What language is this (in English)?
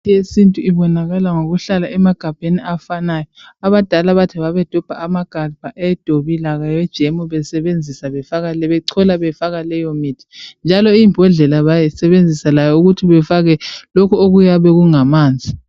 North Ndebele